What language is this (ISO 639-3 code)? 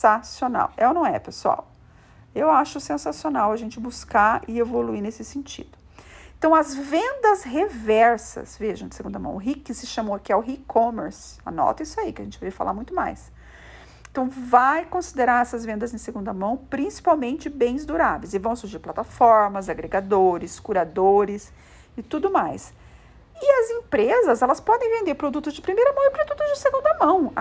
por